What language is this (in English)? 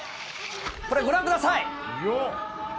Japanese